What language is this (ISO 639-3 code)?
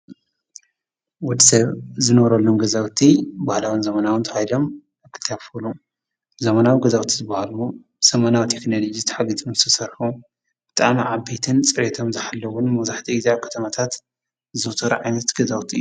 tir